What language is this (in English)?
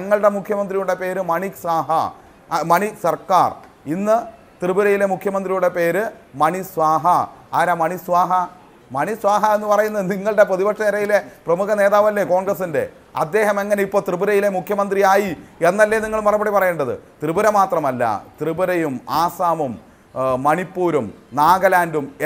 Romanian